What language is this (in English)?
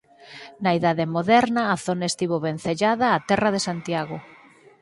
Galician